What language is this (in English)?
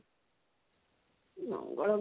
Odia